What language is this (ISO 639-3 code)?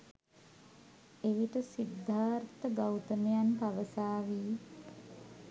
sin